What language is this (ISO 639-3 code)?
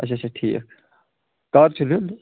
kas